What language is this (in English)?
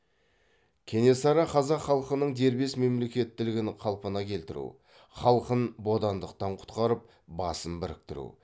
Kazakh